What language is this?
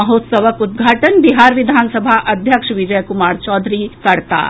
Maithili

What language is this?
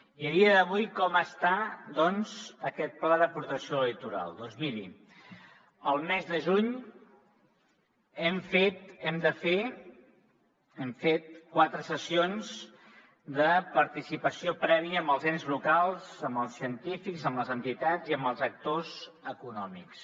Catalan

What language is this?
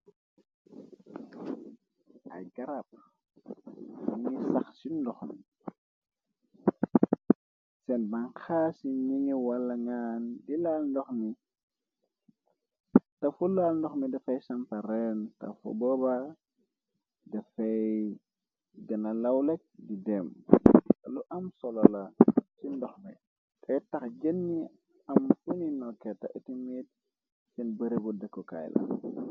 Wolof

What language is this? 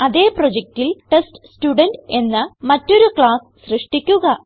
Malayalam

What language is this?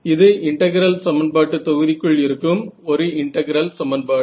Tamil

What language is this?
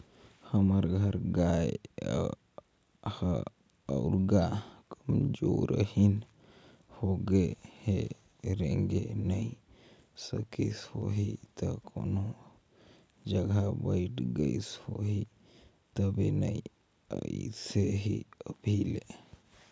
Chhattisgarhi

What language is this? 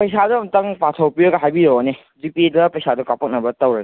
Manipuri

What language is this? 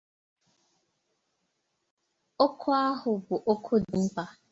Igbo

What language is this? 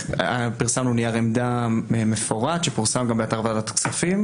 Hebrew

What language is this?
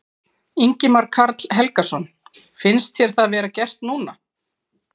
Icelandic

